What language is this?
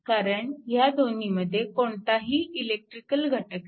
Marathi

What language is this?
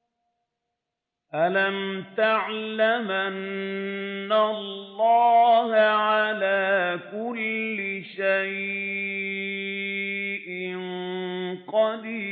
Arabic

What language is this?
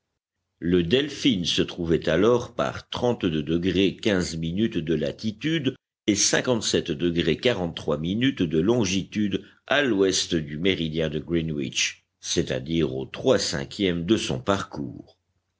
French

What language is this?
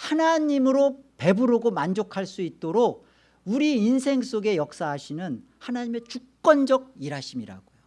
Korean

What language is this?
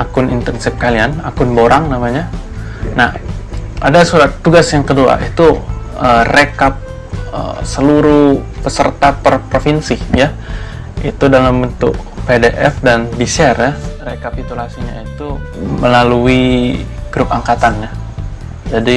Indonesian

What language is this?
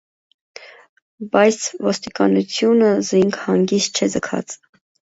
Armenian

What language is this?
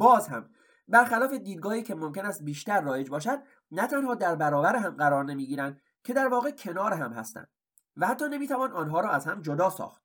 Persian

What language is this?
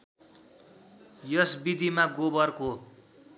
Nepali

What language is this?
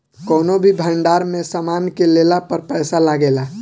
Bhojpuri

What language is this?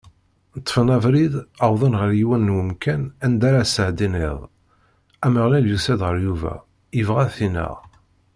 Kabyle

